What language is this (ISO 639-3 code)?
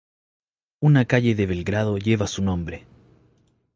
spa